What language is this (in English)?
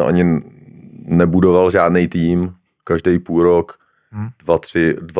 Czech